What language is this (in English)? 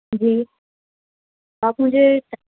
Urdu